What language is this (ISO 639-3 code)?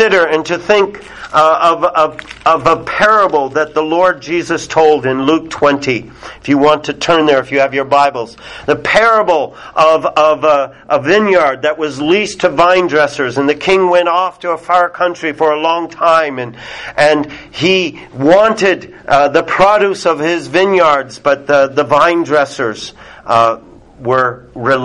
eng